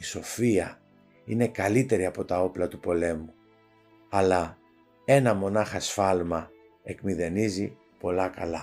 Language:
Greek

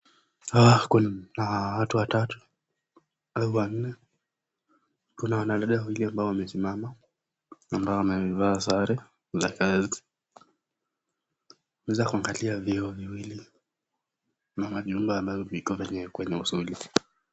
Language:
Swahili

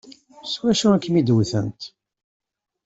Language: Kabyle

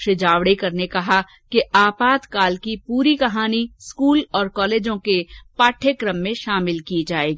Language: Hindi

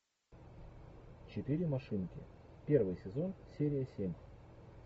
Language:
Russian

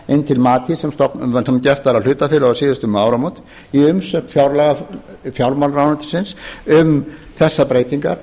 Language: Icelandic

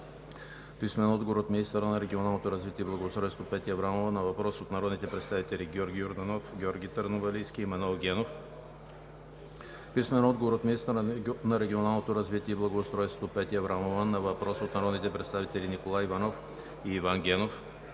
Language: Bulgarian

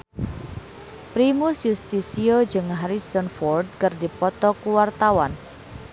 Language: Sundanese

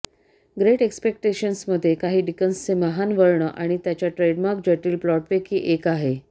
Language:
Marathi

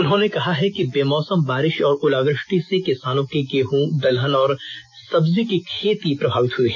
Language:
Hindi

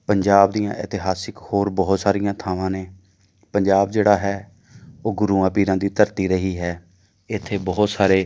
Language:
Punjabi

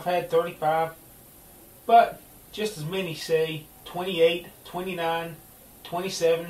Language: English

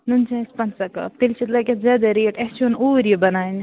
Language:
Kashmiri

